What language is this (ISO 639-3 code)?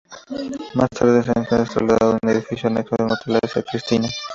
spa